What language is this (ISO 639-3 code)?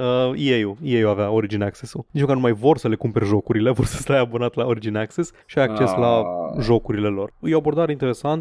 ron